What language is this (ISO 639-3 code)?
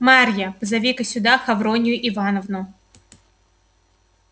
rus